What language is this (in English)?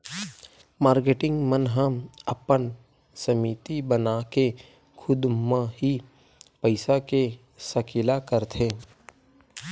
Chhattisgarhi